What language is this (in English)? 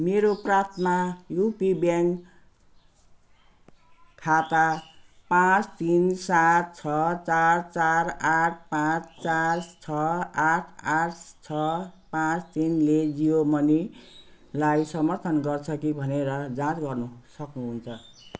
Nepali